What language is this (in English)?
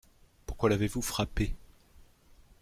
French